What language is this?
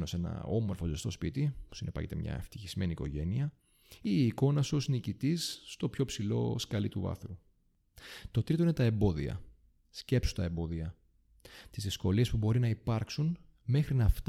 Greek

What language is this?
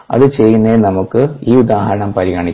Malayalam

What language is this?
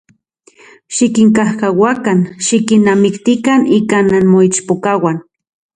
Central Puebla Nahuatl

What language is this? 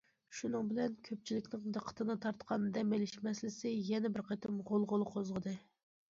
Uyghur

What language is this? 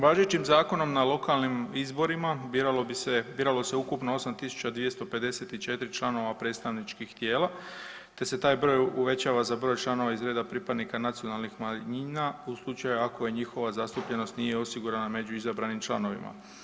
Croatian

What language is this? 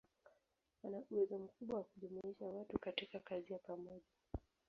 Swahili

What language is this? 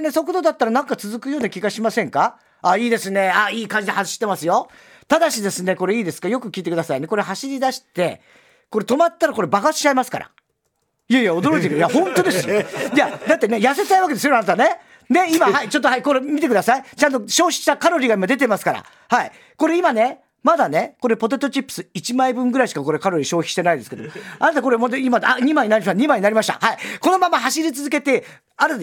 Japanese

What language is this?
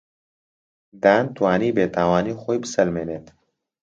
Central Kurdish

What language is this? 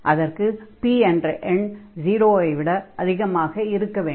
Tamil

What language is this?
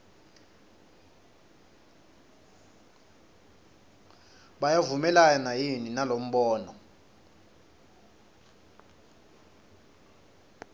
Swati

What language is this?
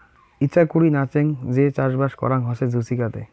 Bangla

